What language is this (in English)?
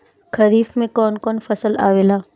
Bhojpuri